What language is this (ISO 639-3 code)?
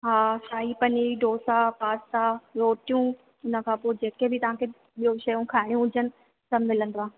snd